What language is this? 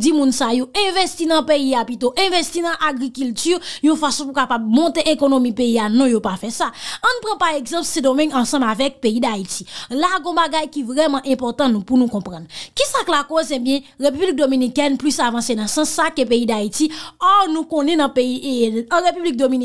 French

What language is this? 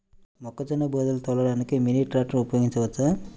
Telugu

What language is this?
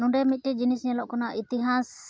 Santali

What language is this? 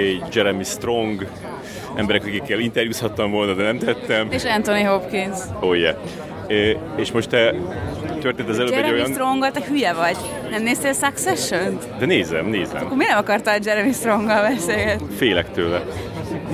Hungarian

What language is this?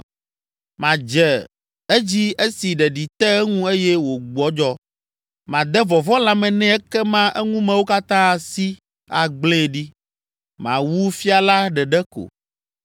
Ewe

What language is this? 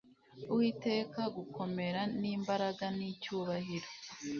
Kinyarwanda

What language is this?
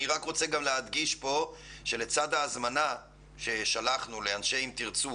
Hebrew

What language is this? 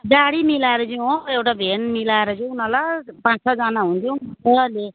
Nepali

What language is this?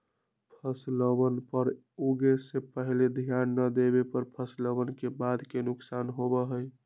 Magahi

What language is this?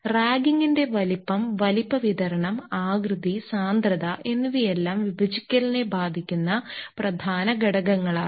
Malayalam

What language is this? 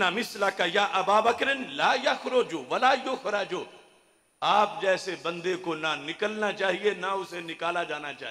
Hindi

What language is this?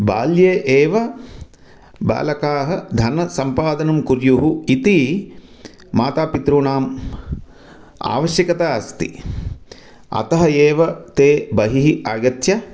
Sanskrit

